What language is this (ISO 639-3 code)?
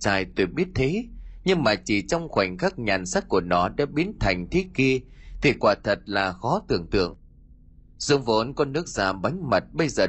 vie